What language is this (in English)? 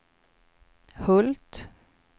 Swedish